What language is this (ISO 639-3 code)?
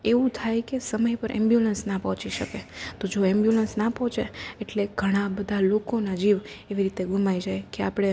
guj